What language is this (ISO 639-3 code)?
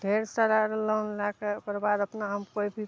mai